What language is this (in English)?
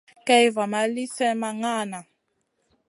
Masana